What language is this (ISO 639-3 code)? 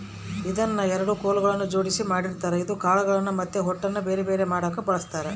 kan